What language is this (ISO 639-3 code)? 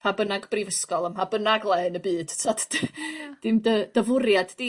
cym